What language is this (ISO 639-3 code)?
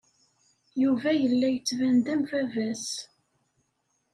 kab